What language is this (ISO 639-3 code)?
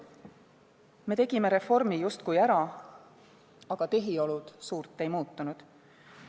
est